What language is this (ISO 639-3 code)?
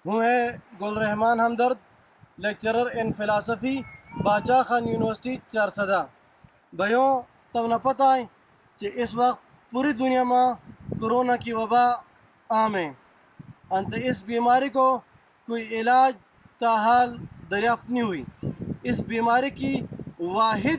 tur